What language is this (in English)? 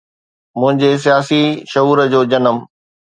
Sindhi